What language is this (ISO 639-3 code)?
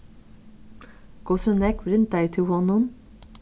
fao